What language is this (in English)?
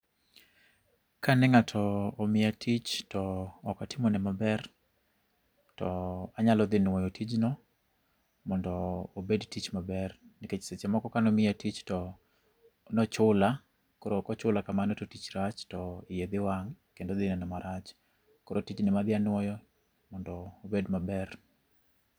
Luo (Kenya and Tanzania)